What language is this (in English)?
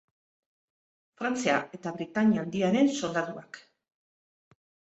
Basque